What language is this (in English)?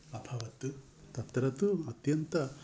Sanskrit